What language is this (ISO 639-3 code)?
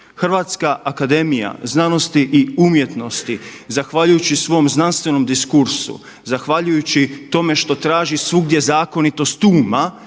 hrv